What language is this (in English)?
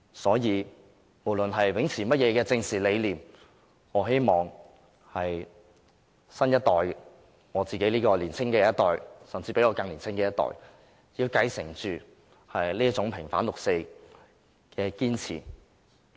Cantonese